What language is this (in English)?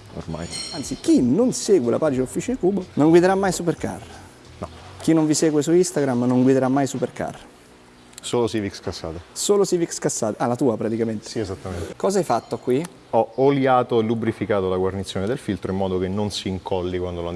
Italian